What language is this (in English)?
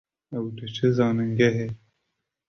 Kurdish